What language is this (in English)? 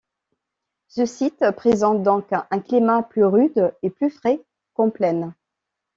French